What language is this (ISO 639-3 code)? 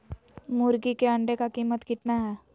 mag